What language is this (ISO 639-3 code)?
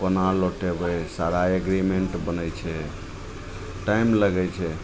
mai